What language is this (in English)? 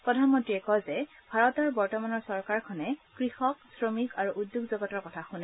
Assamese